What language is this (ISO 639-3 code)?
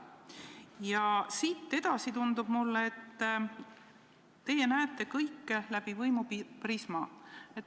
est